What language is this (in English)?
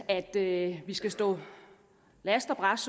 Danish